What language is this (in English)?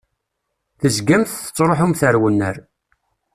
Kabyle